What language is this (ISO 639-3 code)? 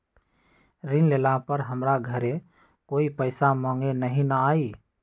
mag